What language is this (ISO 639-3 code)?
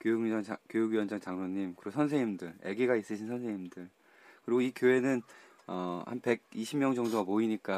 kor